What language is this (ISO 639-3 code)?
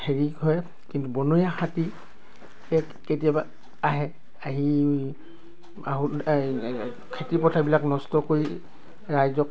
asm